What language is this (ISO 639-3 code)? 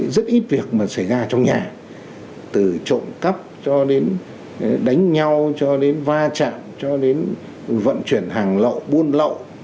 vie